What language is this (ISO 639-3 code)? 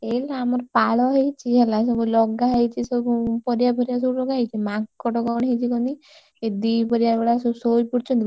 ori